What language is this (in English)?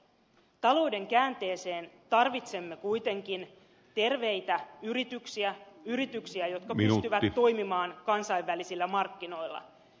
Finnish